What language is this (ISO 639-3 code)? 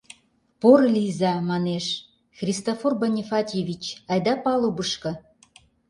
chm